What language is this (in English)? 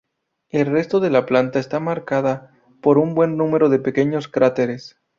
Spanish